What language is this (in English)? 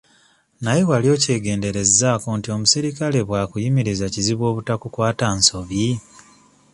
Ganda